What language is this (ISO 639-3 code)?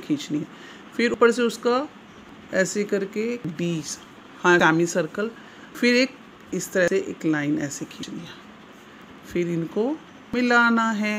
hin